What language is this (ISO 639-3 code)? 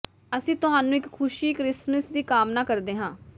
pan